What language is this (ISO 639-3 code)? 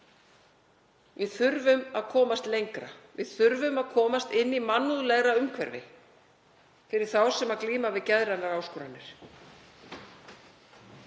isl